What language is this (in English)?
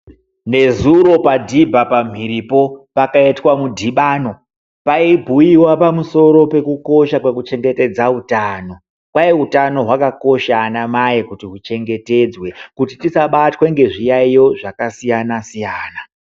Ndau